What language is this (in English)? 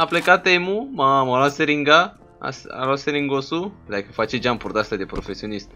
Romanian